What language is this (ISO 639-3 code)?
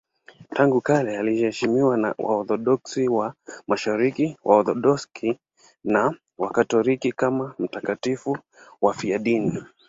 swa